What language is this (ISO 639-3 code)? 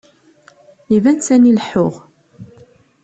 kab